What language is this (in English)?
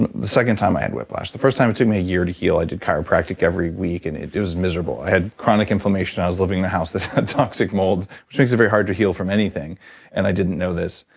English